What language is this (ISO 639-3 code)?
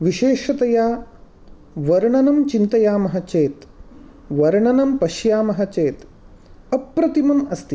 san